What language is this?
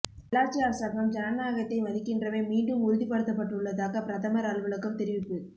Tamil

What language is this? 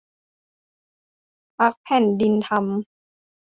Thai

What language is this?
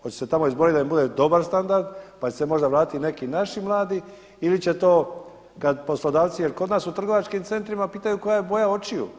Croatian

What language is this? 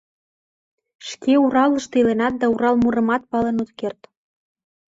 Mari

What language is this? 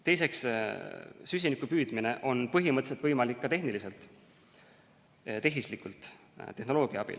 Estonian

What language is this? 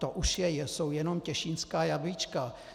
Czech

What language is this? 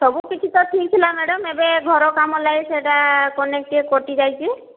Odia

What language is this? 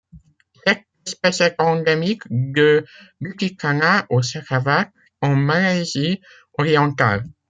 French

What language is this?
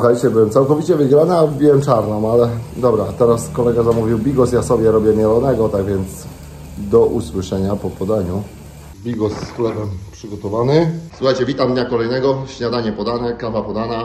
Polish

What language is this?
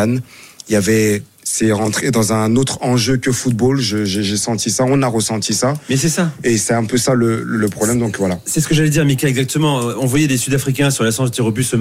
French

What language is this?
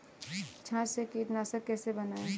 Hindi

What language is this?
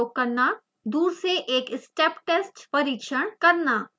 Hindi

